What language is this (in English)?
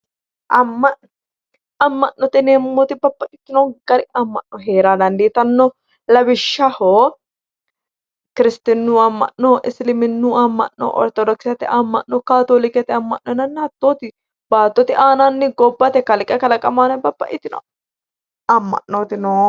Sidamo